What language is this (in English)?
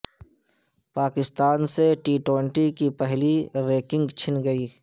Urdu